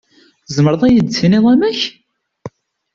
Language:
Kabyle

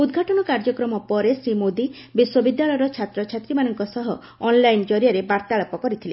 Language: Odia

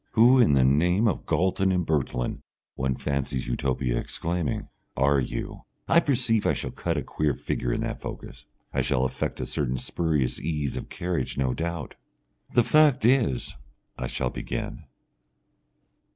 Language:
English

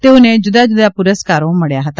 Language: Gujarati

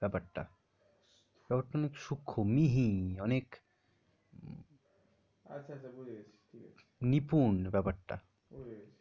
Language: Bangla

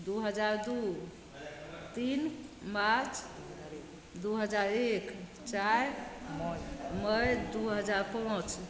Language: Maithili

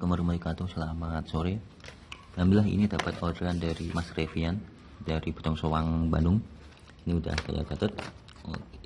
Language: Indonesian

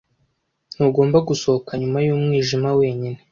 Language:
Kinyarwanda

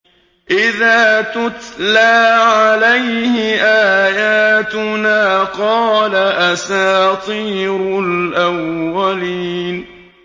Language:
Arabic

